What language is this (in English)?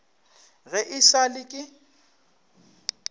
Northern Sotho